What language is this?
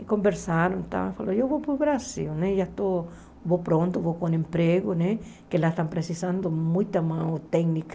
Portuguese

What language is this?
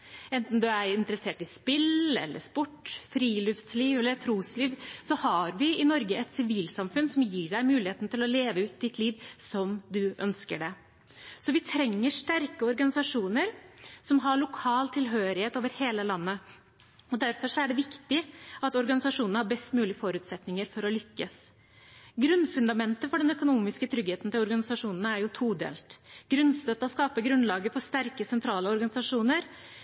Norwegian Bokmål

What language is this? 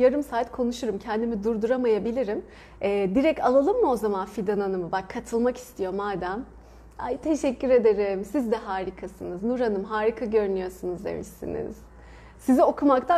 Turkish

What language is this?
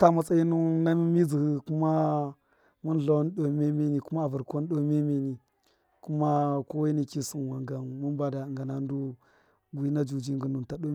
Miya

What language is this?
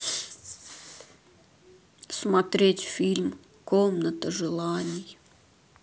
Russian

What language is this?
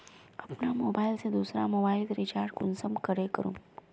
Magahi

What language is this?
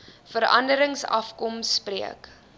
Afrikaans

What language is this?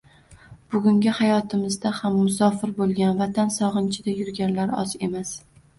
Uzbek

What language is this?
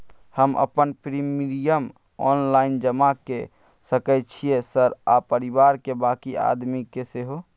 Maithili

